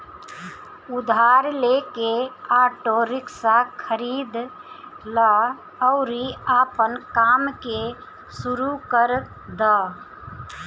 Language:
Bhojpuri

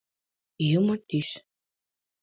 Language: Mari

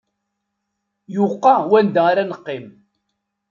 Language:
Kabyle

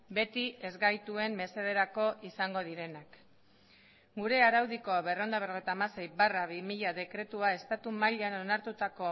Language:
Basque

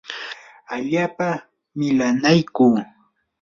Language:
Yanahuanca Pasco Quechua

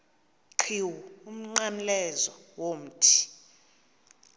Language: Xhosa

